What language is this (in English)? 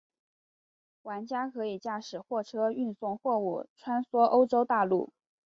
Chinese